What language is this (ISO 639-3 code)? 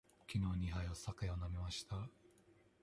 jpn